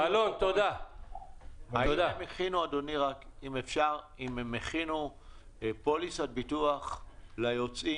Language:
Hebrew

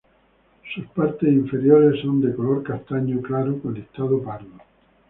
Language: Spanish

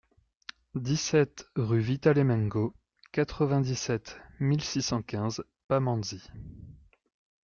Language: French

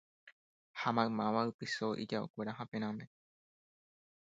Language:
Guarani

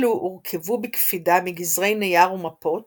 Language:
Hebrew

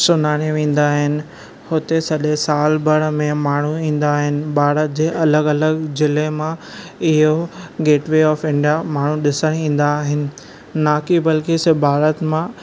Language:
Sindhi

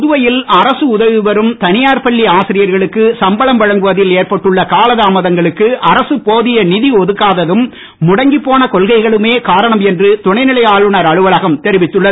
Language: Tamil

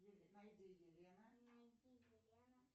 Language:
Russian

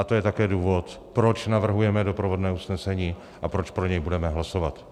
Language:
Czech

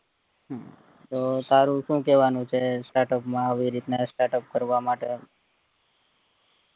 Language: Gujarati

